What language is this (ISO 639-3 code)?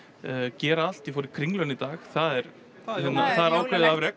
isl